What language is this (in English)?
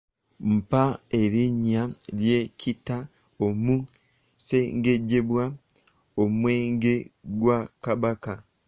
Ganda